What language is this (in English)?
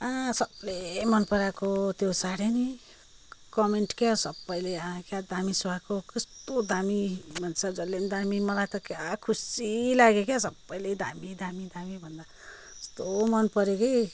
Nepali